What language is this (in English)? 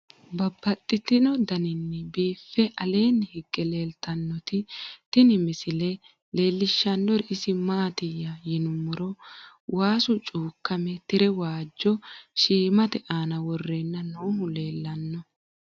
Sidamo